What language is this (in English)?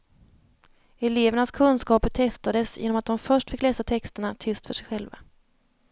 Swedish